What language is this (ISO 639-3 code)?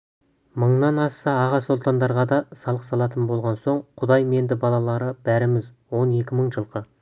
kaz